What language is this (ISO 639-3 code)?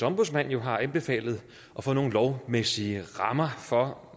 dan